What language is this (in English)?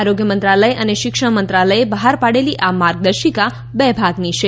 Gujarati